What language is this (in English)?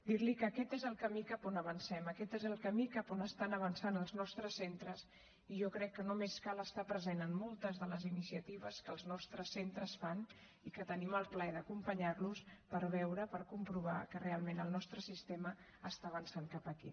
Catalan